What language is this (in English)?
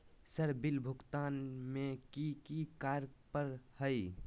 Magahi